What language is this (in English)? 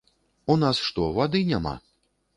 Belarusian